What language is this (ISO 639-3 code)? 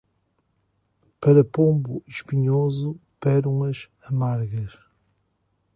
por